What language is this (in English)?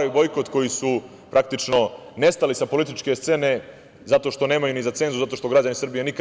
Serbian